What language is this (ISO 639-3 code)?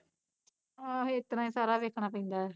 pan